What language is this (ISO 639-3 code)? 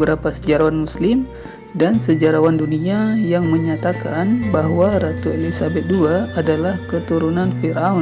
ind